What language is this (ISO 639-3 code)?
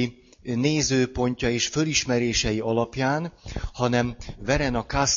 hun